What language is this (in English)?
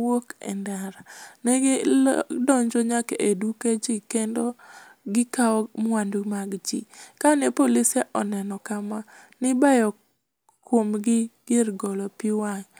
Luo (Kenya and Tanzania)